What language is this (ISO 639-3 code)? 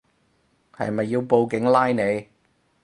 yue